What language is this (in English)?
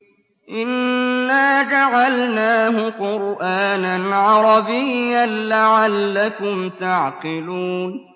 Arabic